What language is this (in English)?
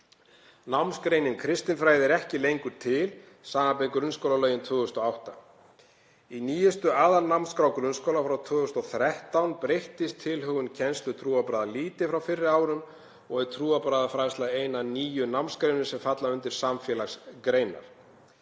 Icelandic